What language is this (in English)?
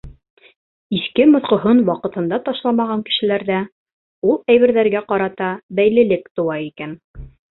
Bashkir